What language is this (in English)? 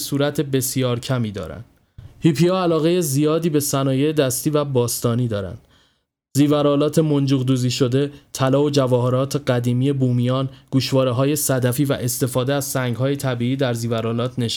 Persian